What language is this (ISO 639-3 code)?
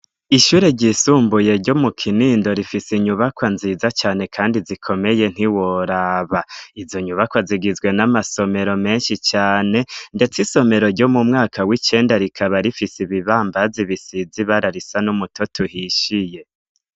run